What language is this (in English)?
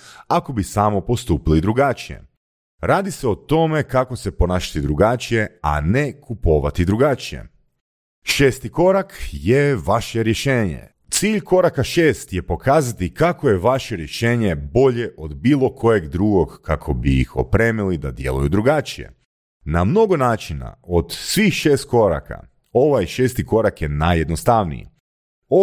Croatian